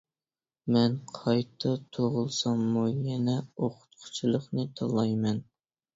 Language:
Uyghur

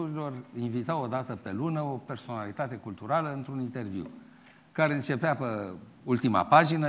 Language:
Romanian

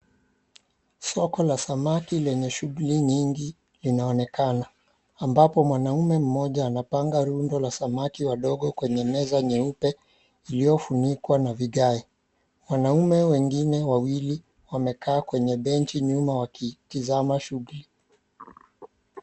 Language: Swahili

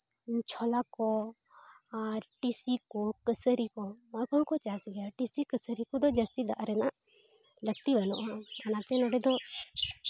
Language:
Santali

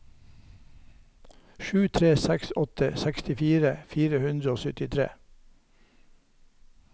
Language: Norwegian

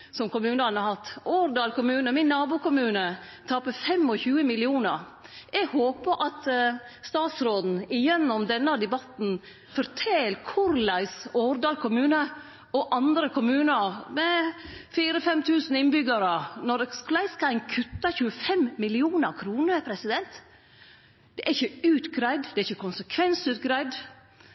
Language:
Norwegian Nynorsk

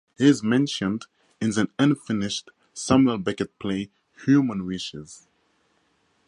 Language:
English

